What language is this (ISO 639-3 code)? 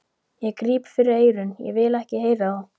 isl